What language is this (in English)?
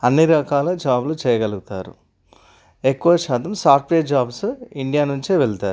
Telugu